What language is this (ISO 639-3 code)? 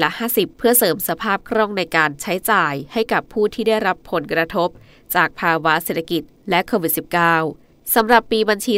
tha